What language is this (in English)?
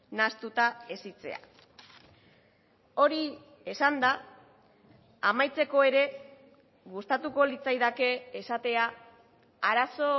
Basque